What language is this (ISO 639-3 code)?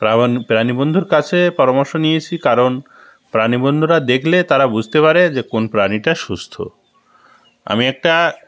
ben